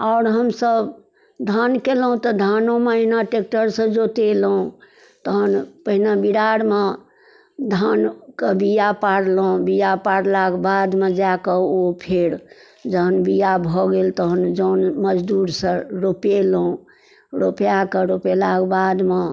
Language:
Maithili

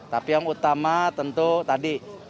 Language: Indonesian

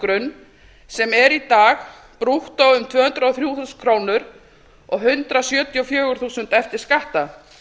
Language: Icelandic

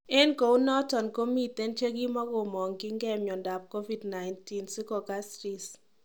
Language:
Kalenjin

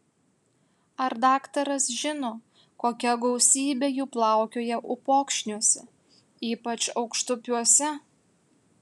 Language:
Lithuanian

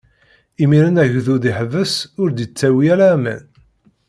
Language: Kabyle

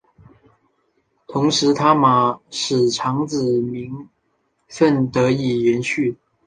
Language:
Chinese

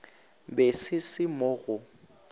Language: Northern Sotho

